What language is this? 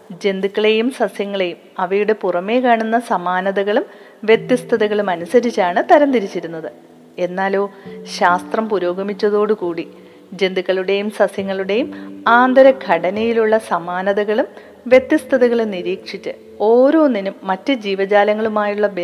Malayalam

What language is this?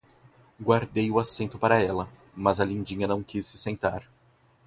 Portuguese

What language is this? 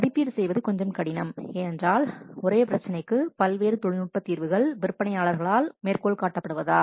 Tamil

